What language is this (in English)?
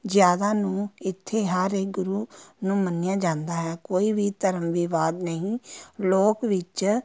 Punjabi